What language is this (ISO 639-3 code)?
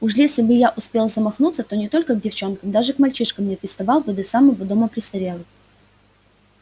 rus